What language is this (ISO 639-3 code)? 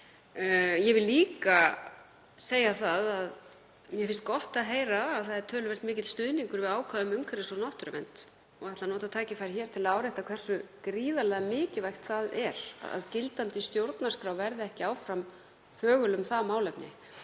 isl